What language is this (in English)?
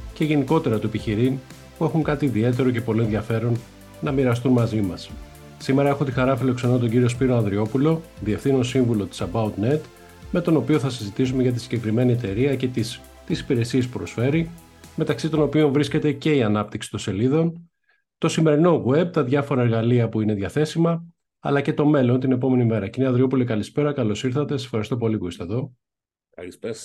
Greek